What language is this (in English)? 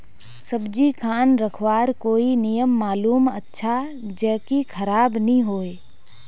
Magahi